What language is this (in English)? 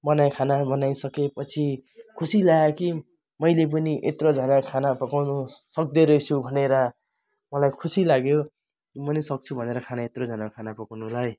Nepali